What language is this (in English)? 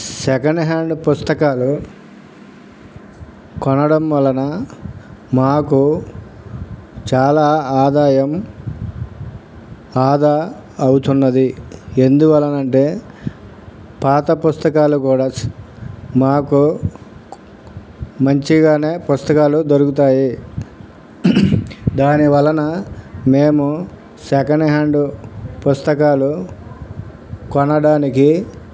Telugu